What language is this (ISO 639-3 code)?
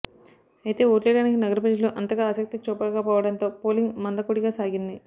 tel